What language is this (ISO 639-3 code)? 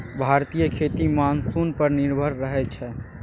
mai